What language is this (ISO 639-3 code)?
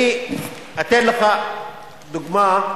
heb